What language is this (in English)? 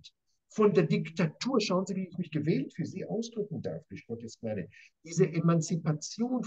German